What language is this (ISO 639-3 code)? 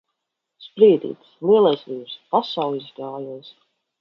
lav